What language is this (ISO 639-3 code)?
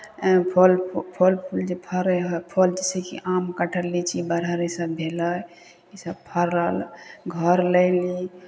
mai